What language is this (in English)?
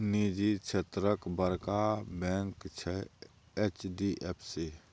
Maithili